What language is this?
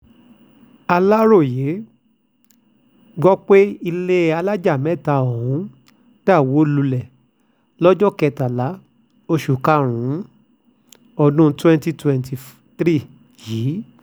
Yoruba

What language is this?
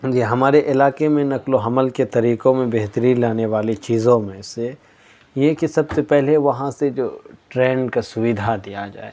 Urdu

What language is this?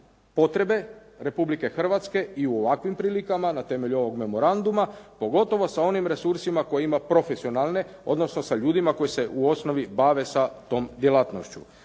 Croatian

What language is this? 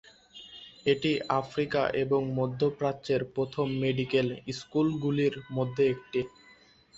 Bangla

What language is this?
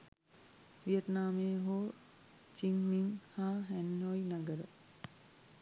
Sinhala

